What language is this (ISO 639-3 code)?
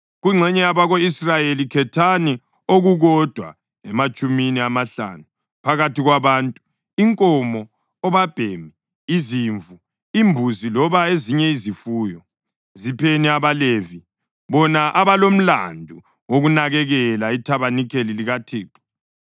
nde